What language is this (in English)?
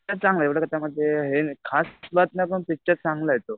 Marathi